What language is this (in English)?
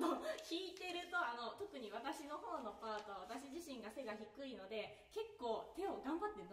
Japanese